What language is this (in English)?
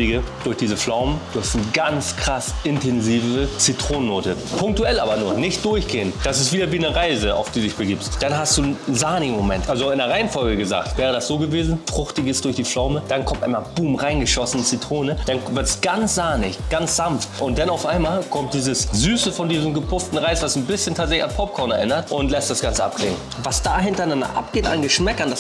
German